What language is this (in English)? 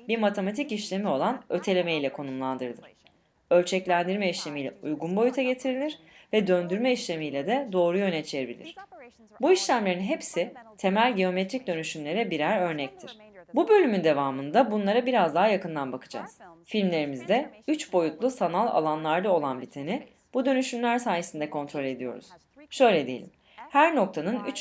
Turkish